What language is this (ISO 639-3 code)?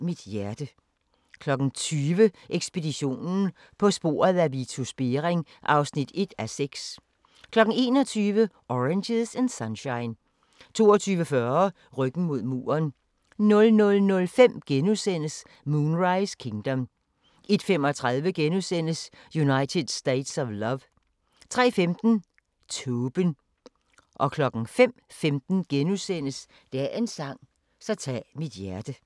dan